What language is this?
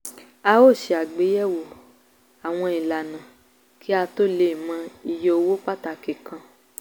Yoruba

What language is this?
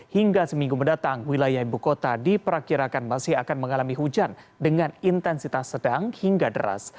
Indonesian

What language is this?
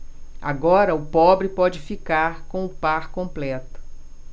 Portuguese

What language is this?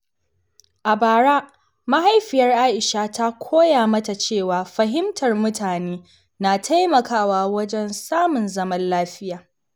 Hausa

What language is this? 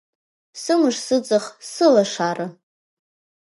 Abkhazian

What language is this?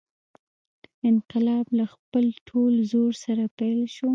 Pashto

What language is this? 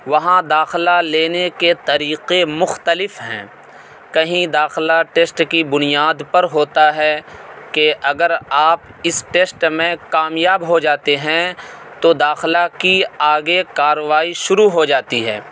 Urdu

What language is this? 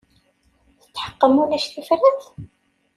Kabyle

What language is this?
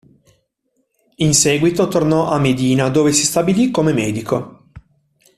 Italian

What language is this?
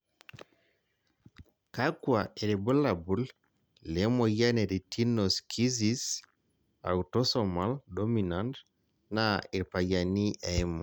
Masai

